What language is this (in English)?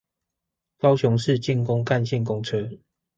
Chinese